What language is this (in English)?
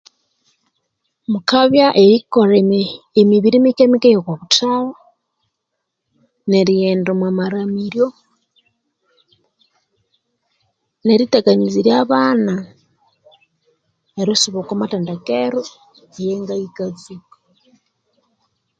Konzo